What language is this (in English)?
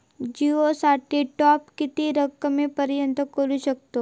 Marathi